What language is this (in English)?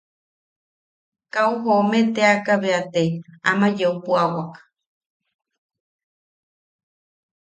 Yaqui